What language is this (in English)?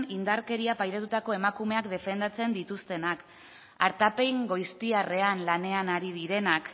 Basque